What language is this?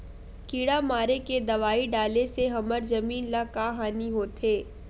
Chhattisgarhi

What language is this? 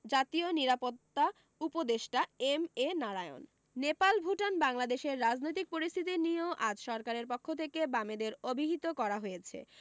Bangla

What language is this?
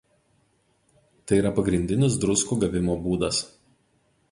Lithuanian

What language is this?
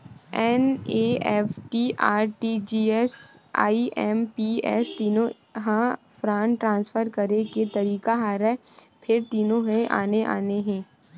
Chhattisgarhi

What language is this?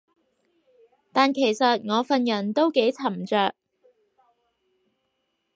Cantonese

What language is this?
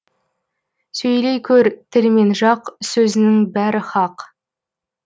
Kazakh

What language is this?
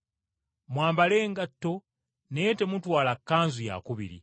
Ganda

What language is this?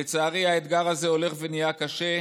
Hebrew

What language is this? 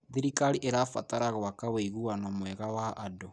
Kikuyu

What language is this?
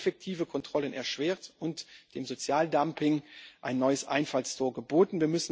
German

